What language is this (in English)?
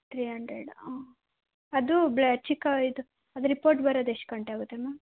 Kannada